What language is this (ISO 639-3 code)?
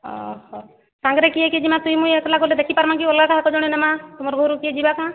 ori